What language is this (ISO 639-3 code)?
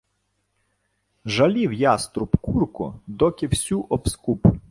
ukr